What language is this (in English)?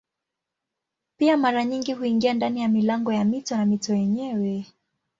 Swahili